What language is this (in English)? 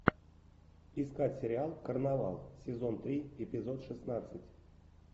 Russian